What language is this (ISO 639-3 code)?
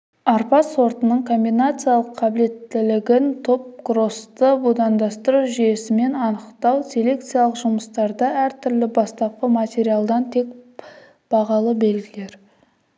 kaz